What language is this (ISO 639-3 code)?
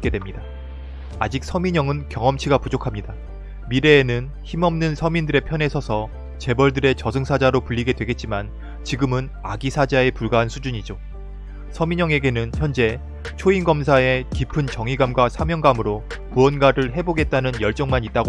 kor